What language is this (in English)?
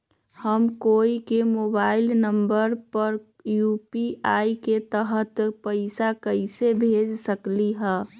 Magahi